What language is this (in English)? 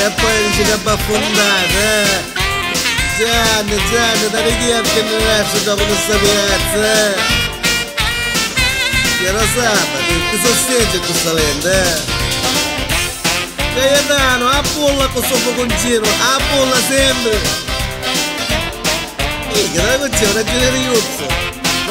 Arabic